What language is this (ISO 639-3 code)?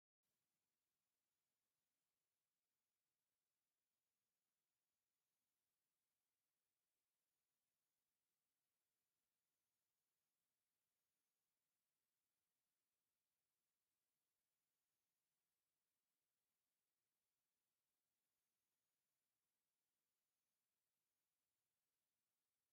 tir